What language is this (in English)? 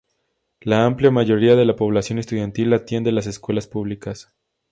Spanish